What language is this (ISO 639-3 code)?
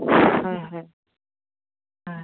asm